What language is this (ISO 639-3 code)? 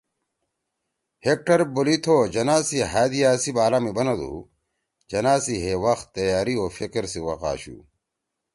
trw